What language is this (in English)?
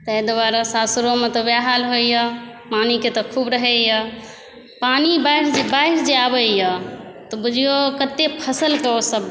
Maithili